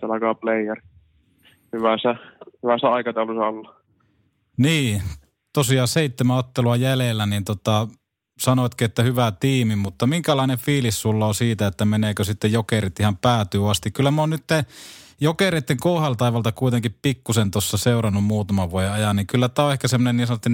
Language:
Finnish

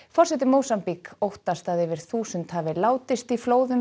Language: Icelandic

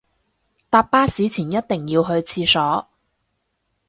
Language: Cantonese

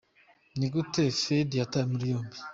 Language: Kinyarwanda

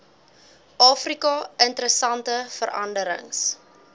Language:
Afrikaans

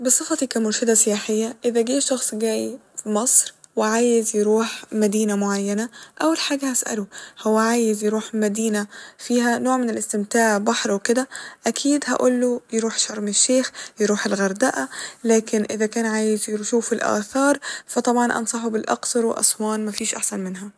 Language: Egyptian Arabic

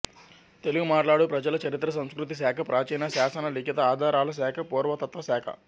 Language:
Telugu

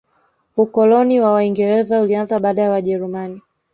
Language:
Swahili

